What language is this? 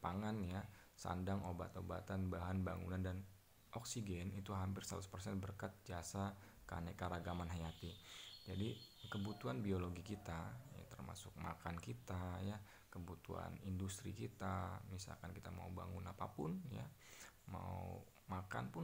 Indonesian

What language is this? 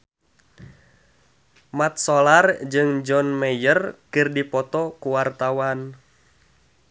Sundanese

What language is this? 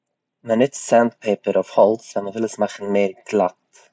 Yiddish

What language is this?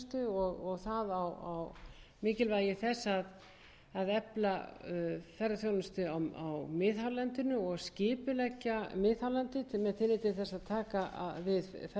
Icelandic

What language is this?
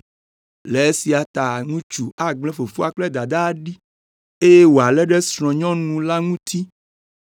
Ewe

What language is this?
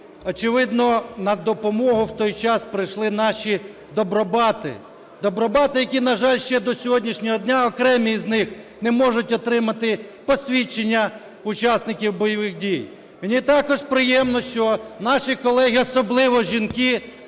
Ukrainian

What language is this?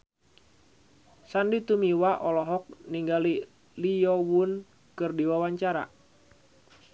Sundanese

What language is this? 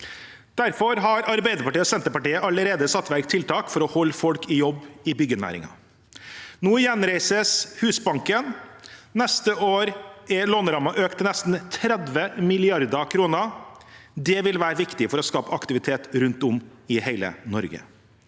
Norwegian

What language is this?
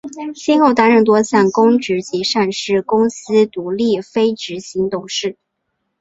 Chinese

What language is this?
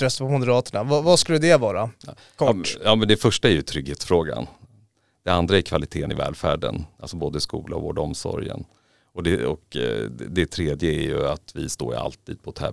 Swedish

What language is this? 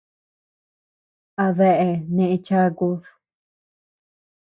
Tepeuxila Cuicatec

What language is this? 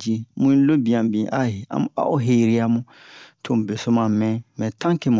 Bomu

